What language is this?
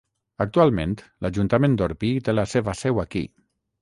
Catalan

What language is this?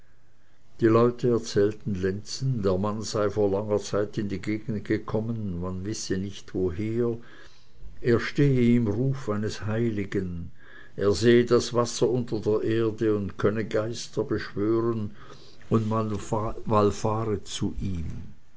German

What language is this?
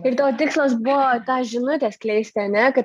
Lithuanian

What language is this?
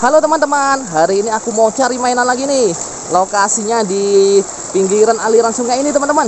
Indonesian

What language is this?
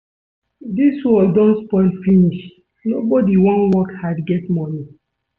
Nigerian Pidgin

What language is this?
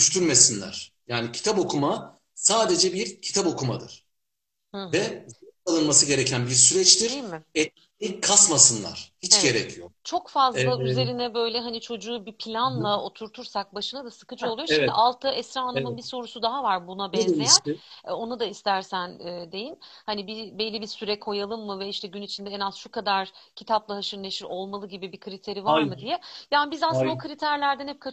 Turkish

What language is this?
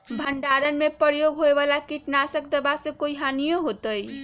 Magahi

